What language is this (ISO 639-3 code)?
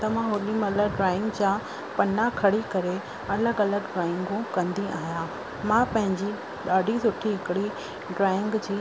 snd